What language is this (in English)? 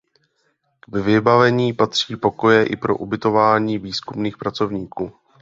Czech